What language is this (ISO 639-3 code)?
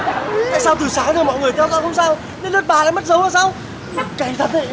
vie